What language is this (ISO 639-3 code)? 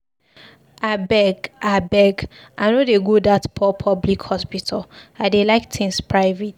pcm